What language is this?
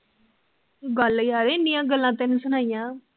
Punjabi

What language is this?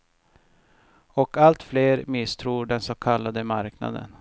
Swedish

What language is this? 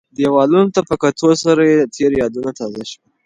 Pashto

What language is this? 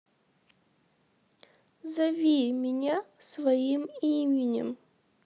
Russian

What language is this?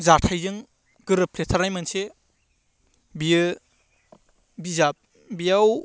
Bodo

